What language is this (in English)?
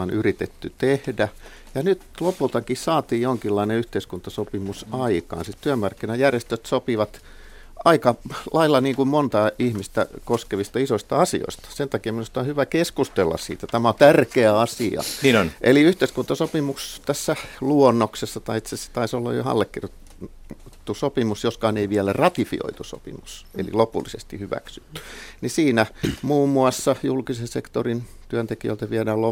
Finnish